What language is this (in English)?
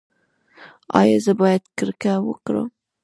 Pashto